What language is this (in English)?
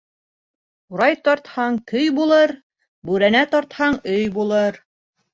Bashkir